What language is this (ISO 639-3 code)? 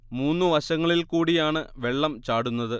mal